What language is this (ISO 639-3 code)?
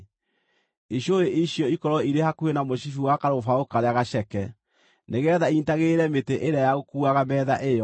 kik